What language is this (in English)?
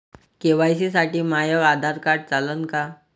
Marathi